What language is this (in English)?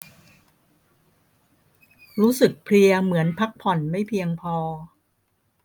Thai